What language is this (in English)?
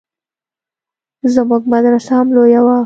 Pashto